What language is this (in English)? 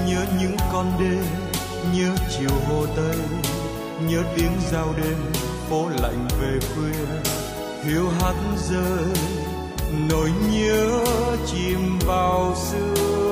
Vietnamese